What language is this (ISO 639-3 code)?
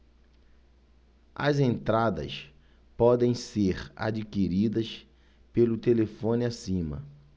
por